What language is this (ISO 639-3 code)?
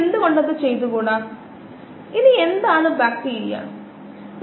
mal